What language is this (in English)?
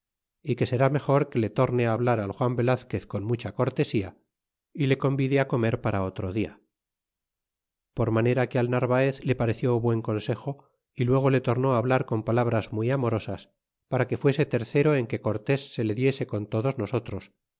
Spanish